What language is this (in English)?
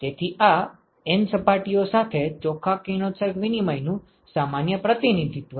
Gujarati